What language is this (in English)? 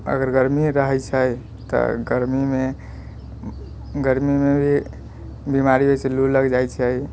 Maithili